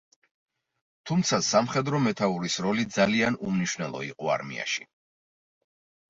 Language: Georgian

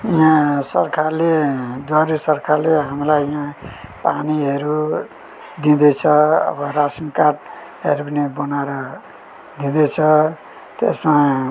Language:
Nepali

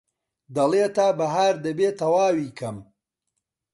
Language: Central Kurdish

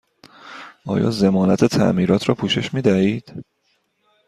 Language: Persian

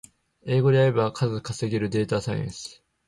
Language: Japanese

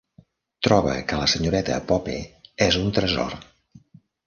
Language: Catalan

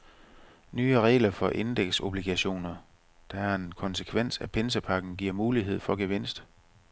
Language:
Danish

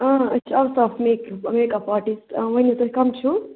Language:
Kashmiri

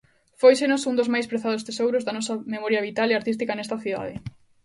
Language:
Galician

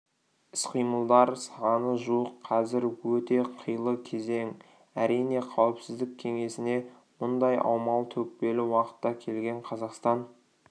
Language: Kazakh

